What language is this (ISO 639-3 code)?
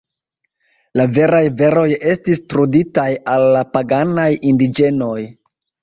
epo